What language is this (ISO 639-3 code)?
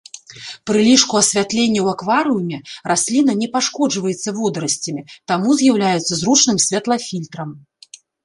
bel